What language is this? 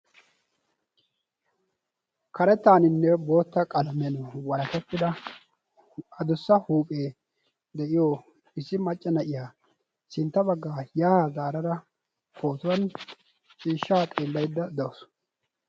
Wolaytta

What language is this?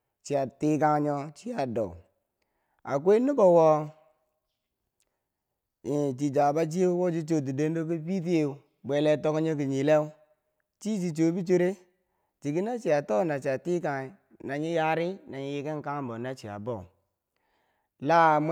Bangwinji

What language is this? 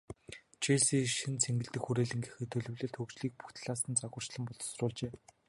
Mongolian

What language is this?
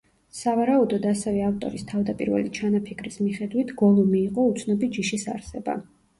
Georgian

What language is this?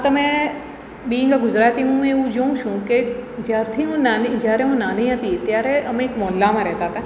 Gujarati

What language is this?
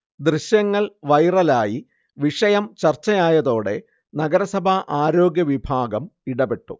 Malayalam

